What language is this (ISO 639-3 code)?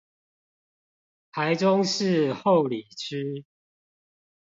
zho